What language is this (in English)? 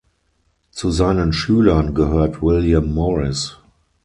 German